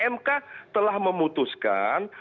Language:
Indonesian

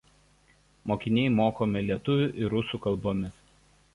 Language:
Lithuanian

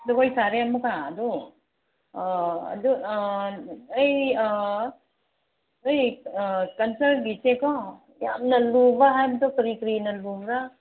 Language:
Manipuri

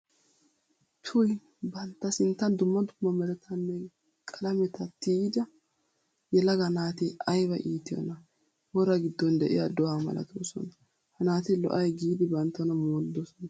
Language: Wolaytta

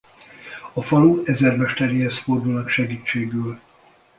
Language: Hungarian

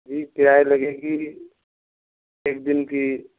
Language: Urdu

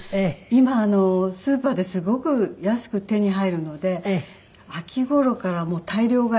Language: Japanese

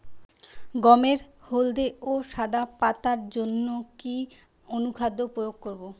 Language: Bangla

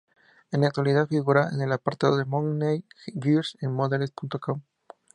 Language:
Spanish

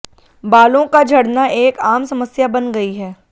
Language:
Hindi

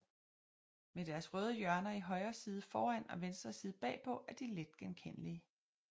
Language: Danish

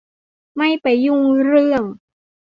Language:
Thai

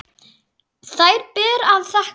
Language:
Icelandic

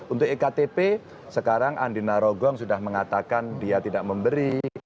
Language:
Indonesian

